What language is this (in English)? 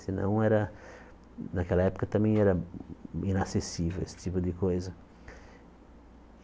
Portuguese